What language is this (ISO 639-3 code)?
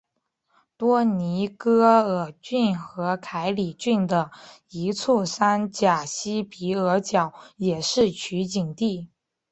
zho